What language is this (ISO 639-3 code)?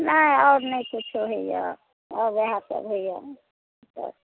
mai